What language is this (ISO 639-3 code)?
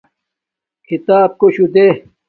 dmk